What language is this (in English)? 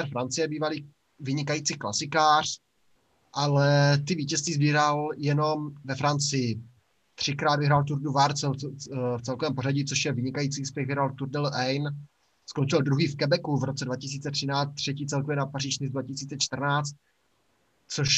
Czech